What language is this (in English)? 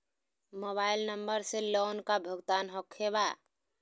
Magahi